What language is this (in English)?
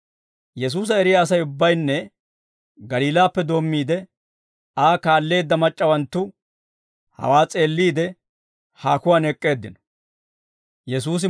Dawro